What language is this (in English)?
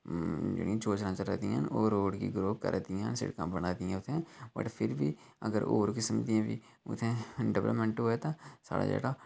Dogri